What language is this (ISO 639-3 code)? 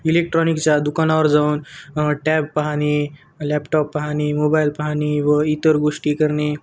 mar